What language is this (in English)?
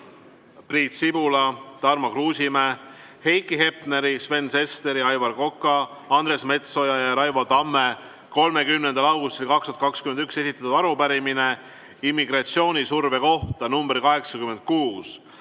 Estonian